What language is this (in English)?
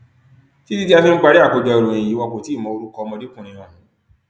Yoruba